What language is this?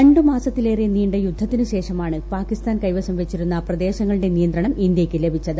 Malayalam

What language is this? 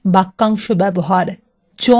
Bangla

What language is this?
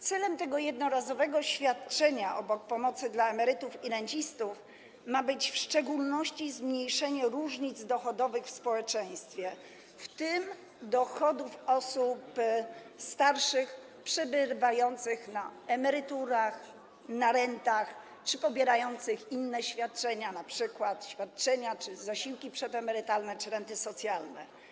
Polish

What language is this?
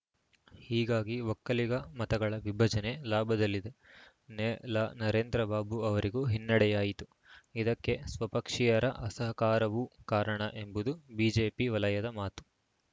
Kannada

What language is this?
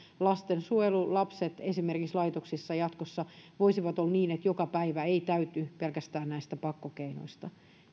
Finnish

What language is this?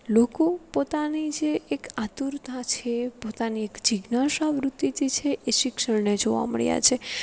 Gujarati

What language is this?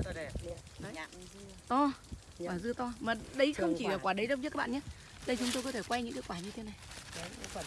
Vietnamese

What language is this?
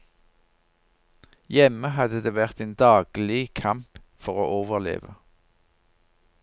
Norwegian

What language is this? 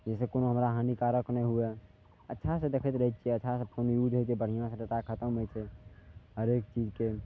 Maithili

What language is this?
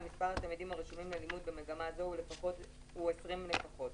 Hebrew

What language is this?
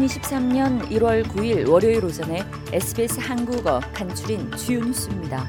Korean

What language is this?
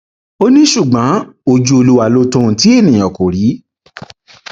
Yoruba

